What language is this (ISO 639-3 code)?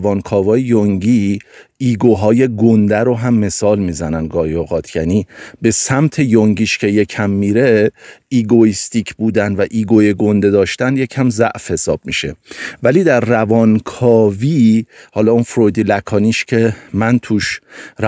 fas